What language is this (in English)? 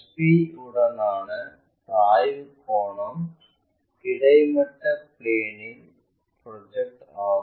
Tamil